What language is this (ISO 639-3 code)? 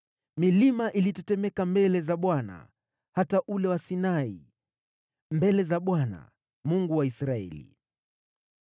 swa